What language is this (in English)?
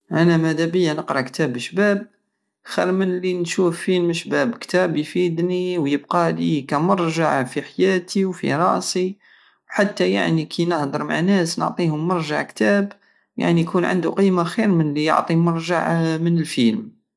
Algerian Saharan Arabic